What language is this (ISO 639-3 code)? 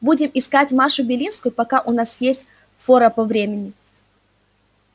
rus